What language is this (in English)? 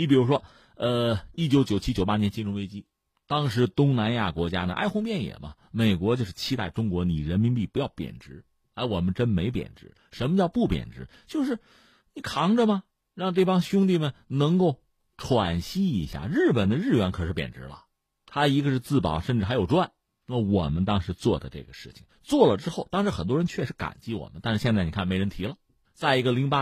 Chinese